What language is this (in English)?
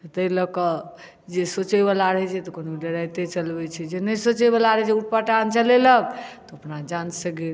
Maithili